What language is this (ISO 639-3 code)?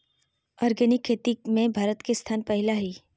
mag